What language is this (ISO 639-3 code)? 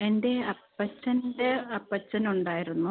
mal